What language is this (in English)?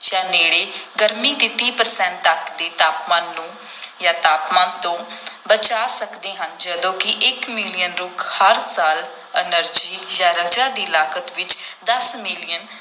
Punjabi